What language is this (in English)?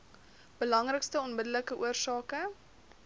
Afrikaans